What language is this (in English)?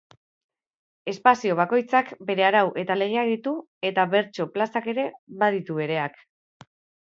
Basque